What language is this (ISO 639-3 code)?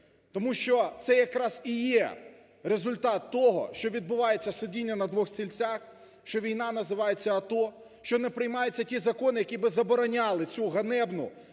ukr